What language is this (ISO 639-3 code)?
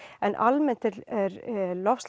isl